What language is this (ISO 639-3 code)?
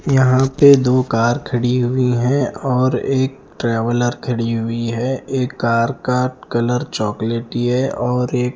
hin